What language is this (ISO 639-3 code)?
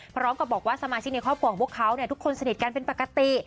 tha